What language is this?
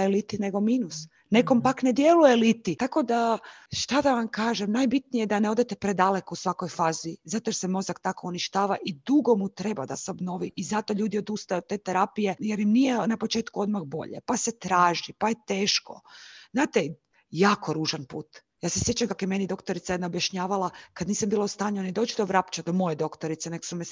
Croatian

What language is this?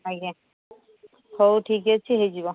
Odia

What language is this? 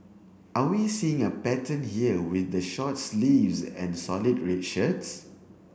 English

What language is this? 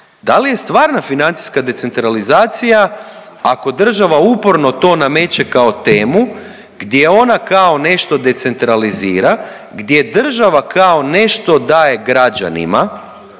Croatian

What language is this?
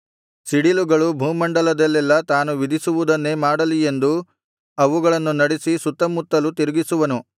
Kannada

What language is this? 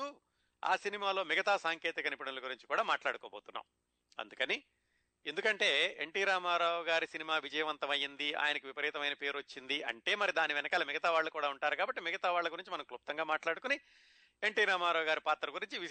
Telugu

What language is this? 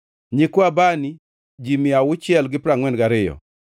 Luo (Kenya and Tanzania)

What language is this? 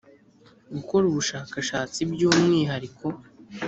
Kinyarwanda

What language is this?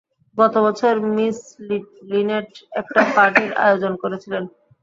Bangla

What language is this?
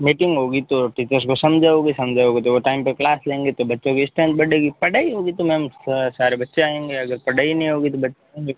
Hindi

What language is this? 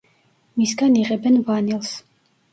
Georgian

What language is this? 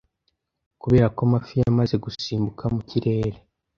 Kinyarwanda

